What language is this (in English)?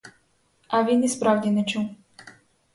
Ukrainian